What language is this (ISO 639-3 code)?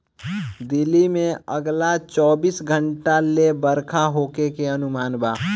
bho